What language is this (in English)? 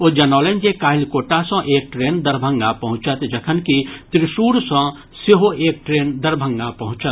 Maithili